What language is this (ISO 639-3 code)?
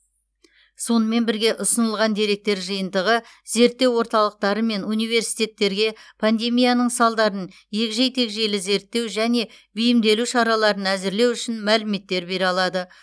kaz